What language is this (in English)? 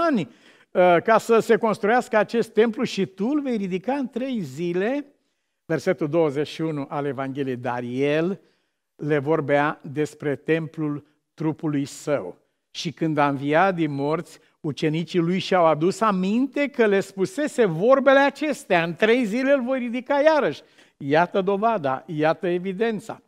Romanian